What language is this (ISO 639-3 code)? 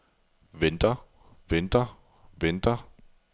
dan